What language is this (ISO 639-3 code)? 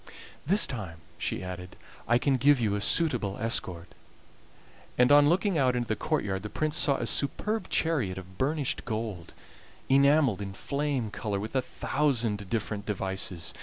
eng